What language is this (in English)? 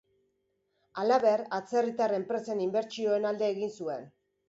Basque